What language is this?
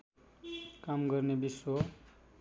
Nepali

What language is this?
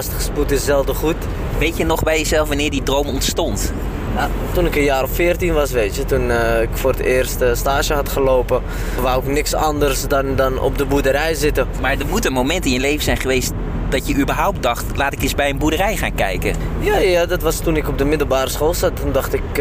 Dutch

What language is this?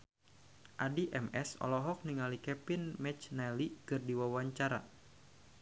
Sundanese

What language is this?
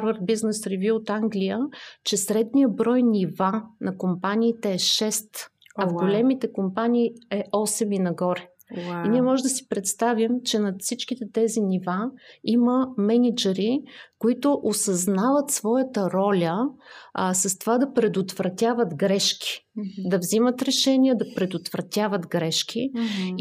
Bulgarian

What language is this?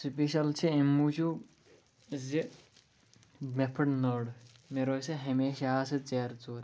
Kashmiri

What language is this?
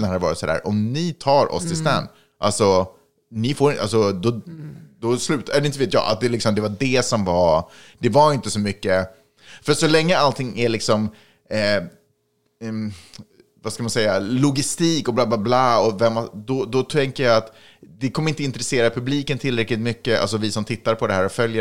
Swedish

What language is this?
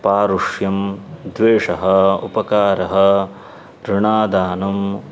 Sanskrit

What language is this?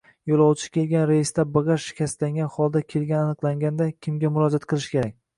Uzbek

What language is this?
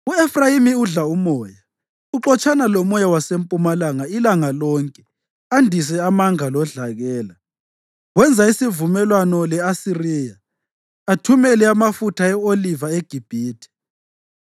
North Ndebele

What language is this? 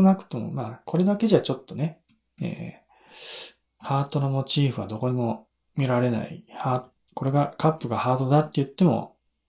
Japanese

